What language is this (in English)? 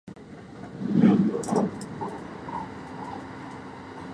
Japanese